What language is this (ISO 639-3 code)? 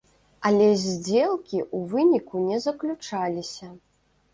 bel